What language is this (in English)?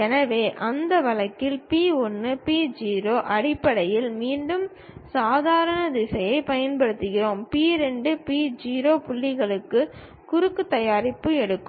Tamil